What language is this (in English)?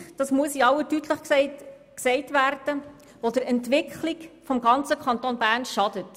Swiss German